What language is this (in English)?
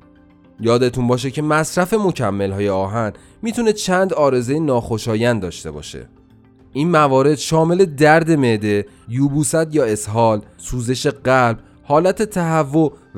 Persian